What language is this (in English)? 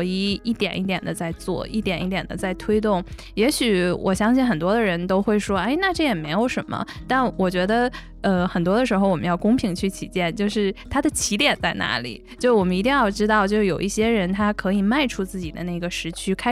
Chinese